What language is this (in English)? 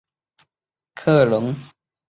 Chinese